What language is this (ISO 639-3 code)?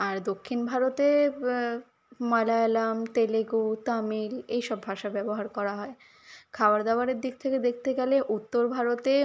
ben